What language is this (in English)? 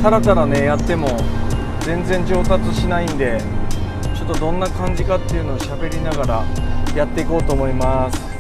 Japanese